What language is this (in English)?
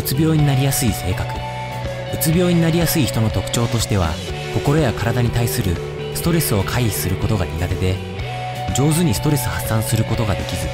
Japanese